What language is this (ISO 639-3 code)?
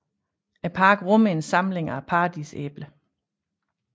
dan